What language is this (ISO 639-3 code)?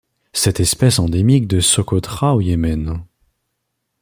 fra